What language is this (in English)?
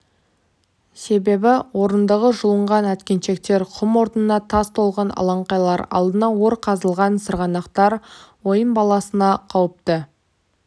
Kazakh